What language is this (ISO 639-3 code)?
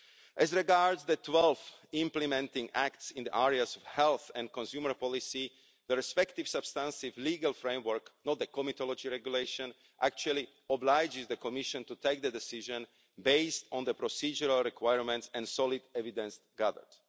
eng